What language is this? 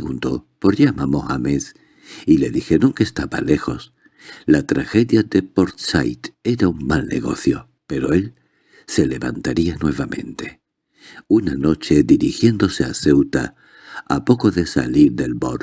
Spanish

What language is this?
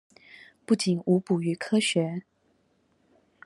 Chinese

